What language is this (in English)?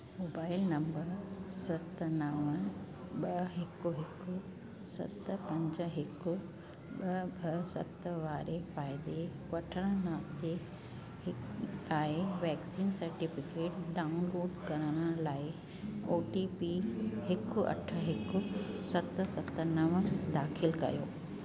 Sindhi